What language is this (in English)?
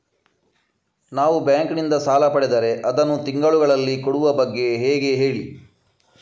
Kannada